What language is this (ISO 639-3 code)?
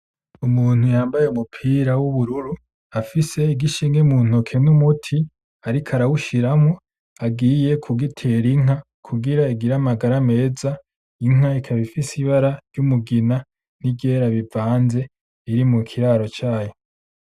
run